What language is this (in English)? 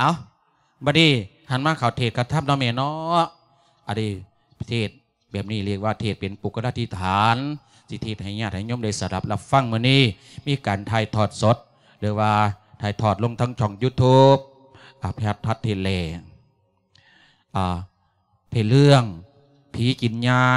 Thai